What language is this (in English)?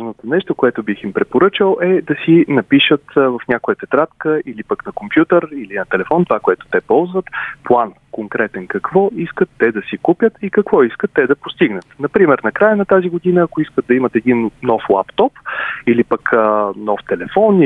Bulgarian